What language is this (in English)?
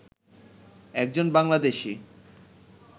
Bangla